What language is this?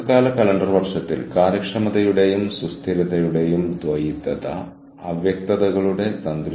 Malayalam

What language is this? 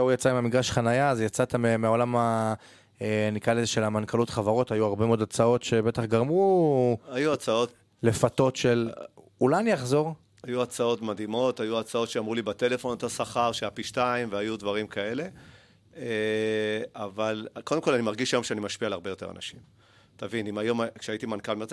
Hebrew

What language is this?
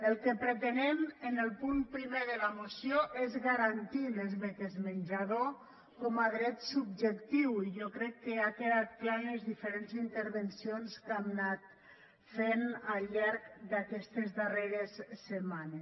Catalan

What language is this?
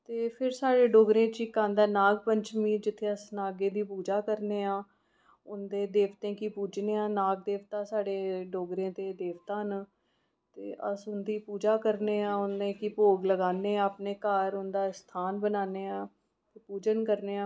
Dogri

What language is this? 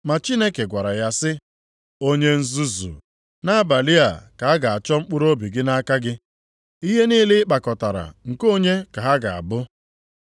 Igbo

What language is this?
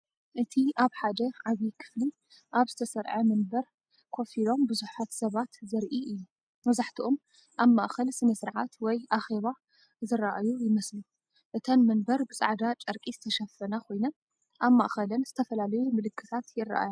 Tigrinya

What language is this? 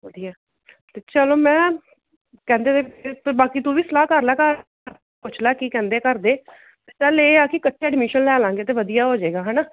Punjabi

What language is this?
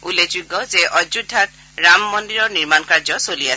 Assamese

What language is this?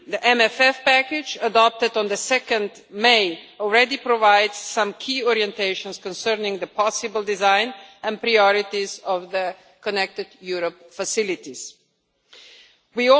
English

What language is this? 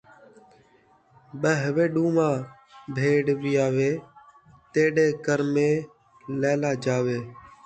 Saraiki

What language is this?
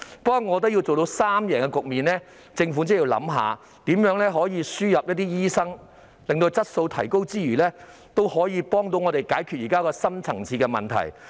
Cantonese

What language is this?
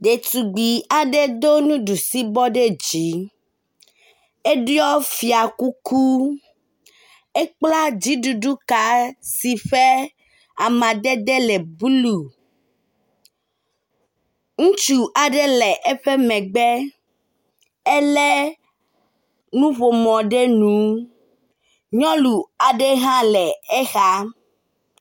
Ewe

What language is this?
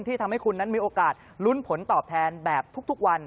Thai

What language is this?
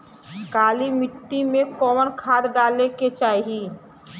Bhojpuri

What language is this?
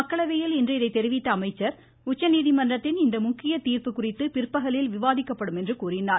Tamil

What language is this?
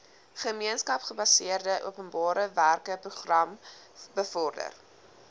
Afrikaans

